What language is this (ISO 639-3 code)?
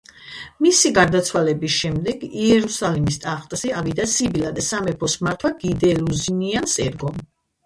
kat